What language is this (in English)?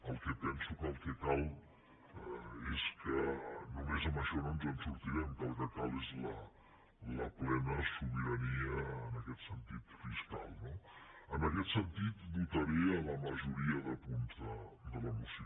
Catalan